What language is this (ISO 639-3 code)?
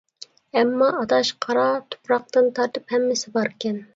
uig